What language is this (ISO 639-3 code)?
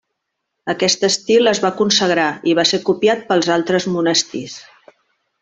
cat